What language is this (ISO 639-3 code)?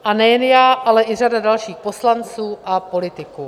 ces